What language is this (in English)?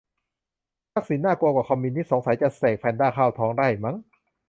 Thai